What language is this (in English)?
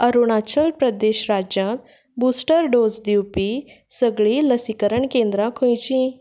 Konkani